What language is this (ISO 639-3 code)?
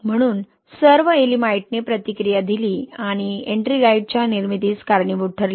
mar